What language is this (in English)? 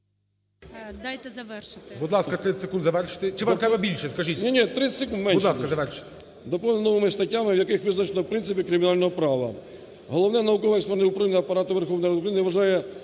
Ukrainian